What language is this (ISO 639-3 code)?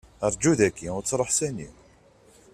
kab